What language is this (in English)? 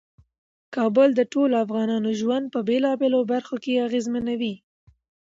Pashto